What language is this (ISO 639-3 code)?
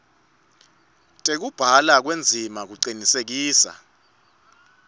ssw